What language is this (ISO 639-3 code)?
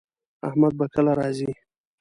pus